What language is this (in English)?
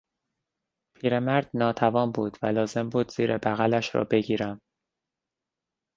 Persian